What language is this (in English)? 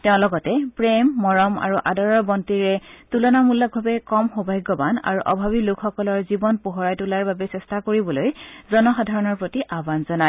Assamese